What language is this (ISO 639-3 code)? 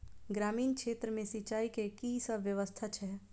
mai